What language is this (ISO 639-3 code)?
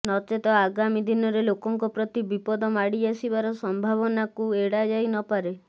ori